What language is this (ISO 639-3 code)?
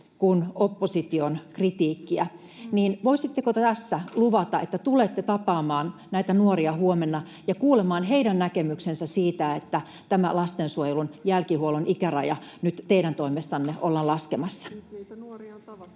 fin